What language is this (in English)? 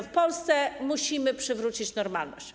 Polish